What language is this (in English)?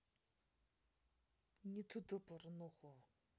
Russian